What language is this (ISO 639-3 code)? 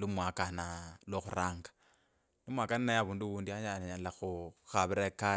lkb